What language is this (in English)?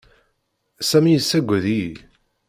Kabyle